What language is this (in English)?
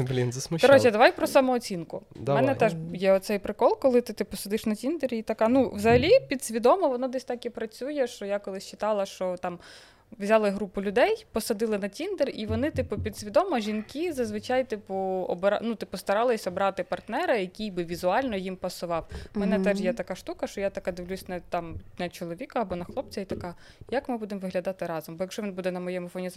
Ukrainian